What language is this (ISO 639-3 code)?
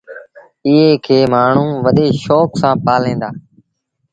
sbn